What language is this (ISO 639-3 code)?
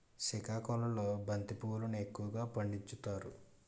tel